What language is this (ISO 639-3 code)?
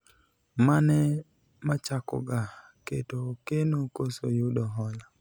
luo